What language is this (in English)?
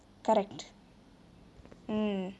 English